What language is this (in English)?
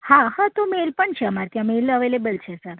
Gujarati